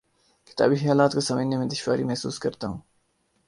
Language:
Urdu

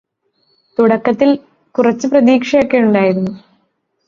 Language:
Malayalam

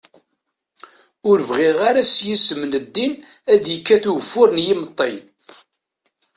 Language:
Kabyle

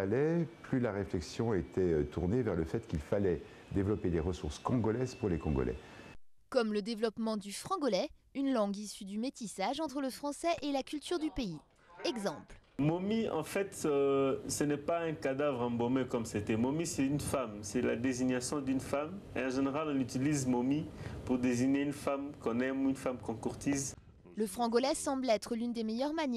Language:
French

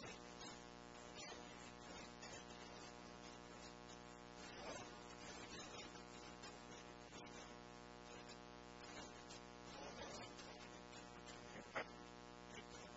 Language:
English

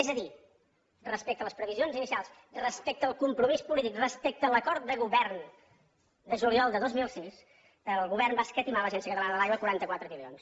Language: Catalan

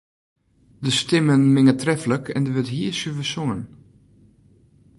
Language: Western Frisian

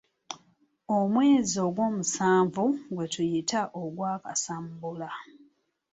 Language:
Ganda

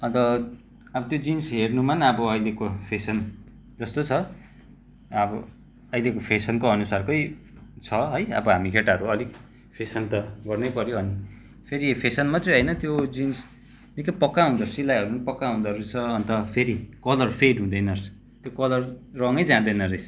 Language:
Nepali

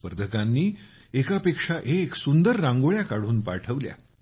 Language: Marathi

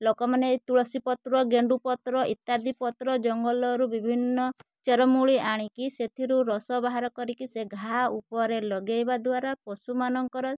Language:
Odia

